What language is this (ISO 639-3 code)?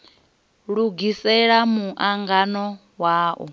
ven